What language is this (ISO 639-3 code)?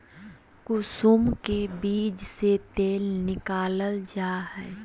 mag